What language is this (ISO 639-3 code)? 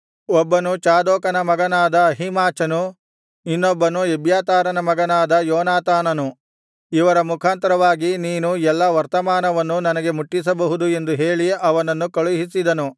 kan